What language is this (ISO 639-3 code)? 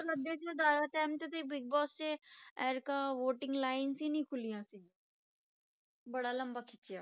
pan